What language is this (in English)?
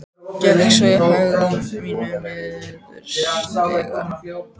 Icelandic